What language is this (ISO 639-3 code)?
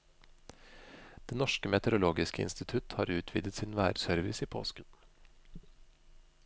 nor